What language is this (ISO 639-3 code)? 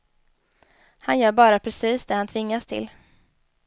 swe